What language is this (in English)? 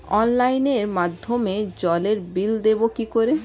Bangla